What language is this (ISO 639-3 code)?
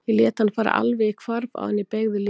isl